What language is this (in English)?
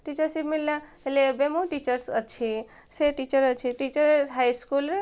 Odia